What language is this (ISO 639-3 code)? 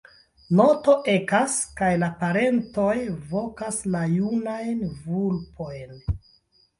epo